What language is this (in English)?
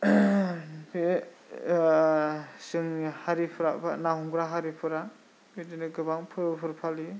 Bodo